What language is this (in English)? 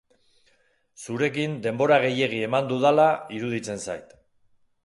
Basque